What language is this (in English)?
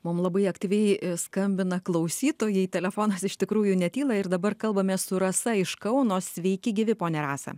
Lithuanian